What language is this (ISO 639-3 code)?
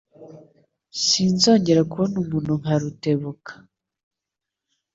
kin